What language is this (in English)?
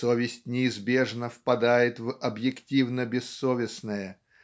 Russian